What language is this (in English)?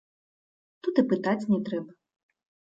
Belarusian